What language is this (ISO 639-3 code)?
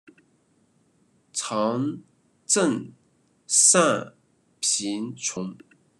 zho